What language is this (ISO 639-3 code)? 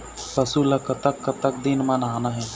hne